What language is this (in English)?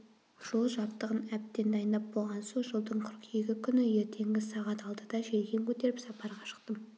Kazakh